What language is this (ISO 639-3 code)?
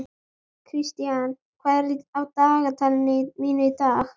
isl